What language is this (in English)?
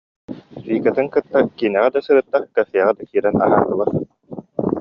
Yakut